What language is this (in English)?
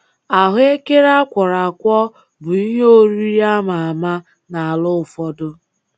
Igbo